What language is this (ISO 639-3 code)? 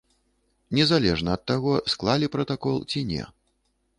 bel